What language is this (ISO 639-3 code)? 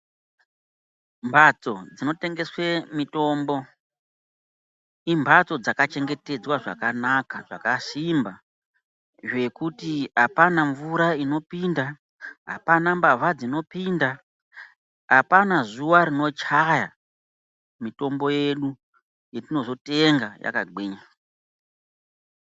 ndc